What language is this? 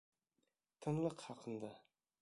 Bashkir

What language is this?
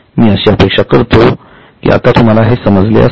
Marathi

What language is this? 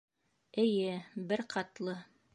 Bashkir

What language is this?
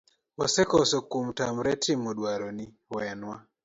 Luo (Kenya and Tanzania)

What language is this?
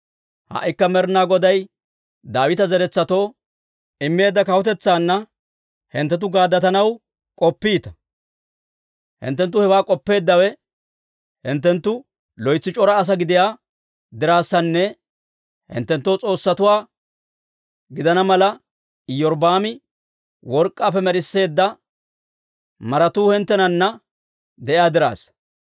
Dawro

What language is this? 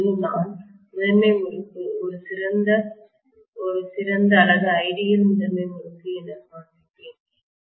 Tamil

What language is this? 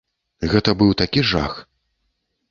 Belarusian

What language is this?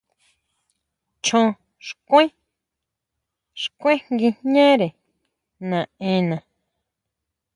Huautla Mazatec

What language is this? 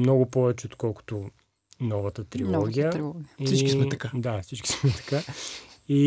Bulgarian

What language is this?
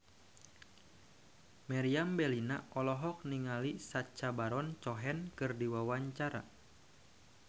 Sundanese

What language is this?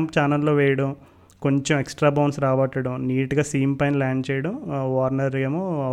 Telugu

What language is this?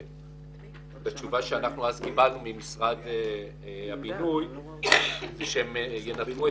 Hebrew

